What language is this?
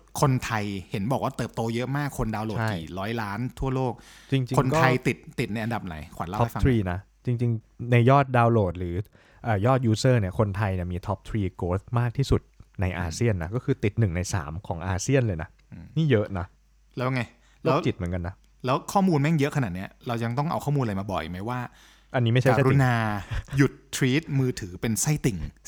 Thai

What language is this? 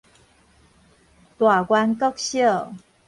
Min Nan Chinese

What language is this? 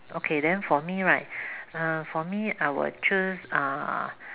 English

